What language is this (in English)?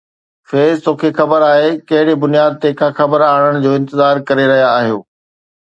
Sindhi